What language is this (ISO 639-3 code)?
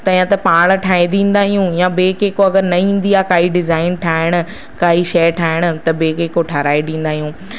snd